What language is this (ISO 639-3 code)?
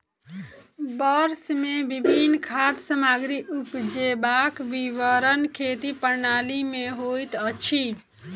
mai